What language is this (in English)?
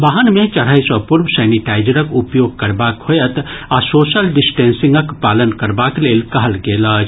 Maithili